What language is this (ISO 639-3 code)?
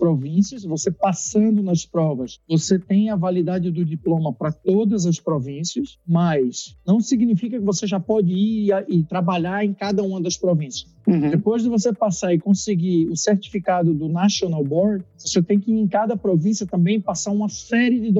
por